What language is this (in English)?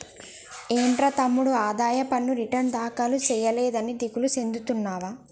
Telugu